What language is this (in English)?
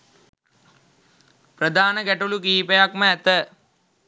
Sinhala